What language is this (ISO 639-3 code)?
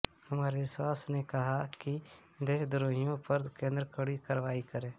hin